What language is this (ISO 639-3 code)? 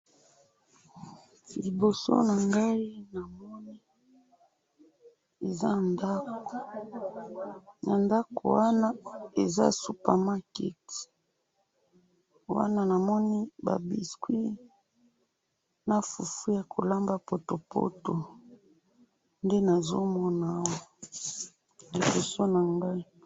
lin